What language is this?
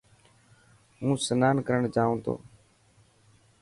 Dhatki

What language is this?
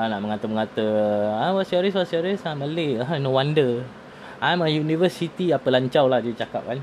Malay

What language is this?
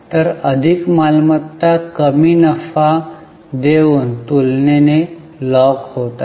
Marathi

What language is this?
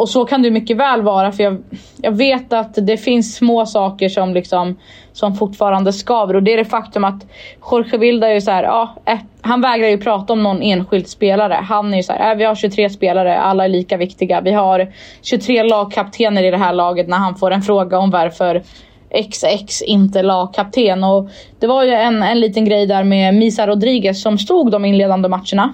Swedish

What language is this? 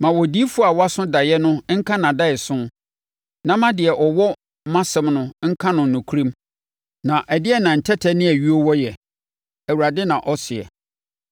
Akan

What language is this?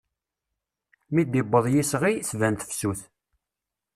Kabyle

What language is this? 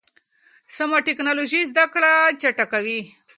Pashto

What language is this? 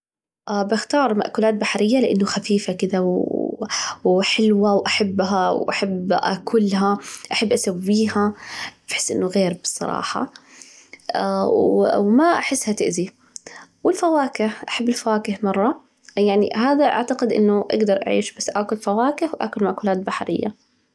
Najdi Arabic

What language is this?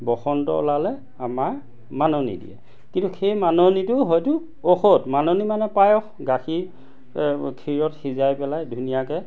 Assamese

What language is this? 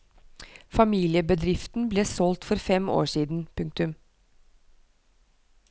Norwegian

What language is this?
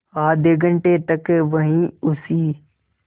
Hindi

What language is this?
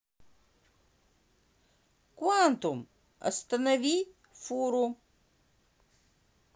Russian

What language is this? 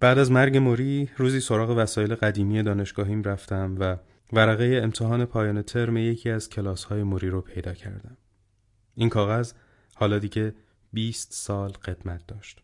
Persian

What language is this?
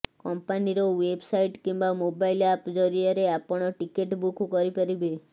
Odia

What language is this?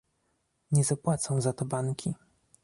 Polish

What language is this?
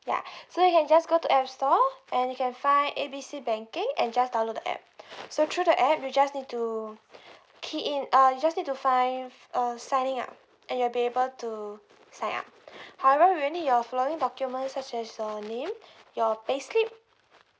English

